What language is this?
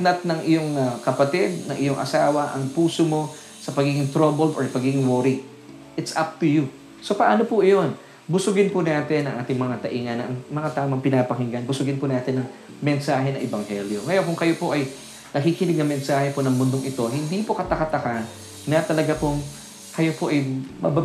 Filipino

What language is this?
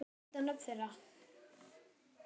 Icelandic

